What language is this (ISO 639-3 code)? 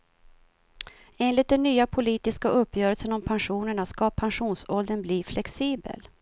swe